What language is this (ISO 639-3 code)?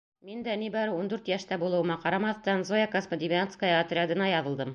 bak